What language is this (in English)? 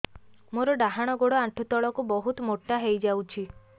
Odia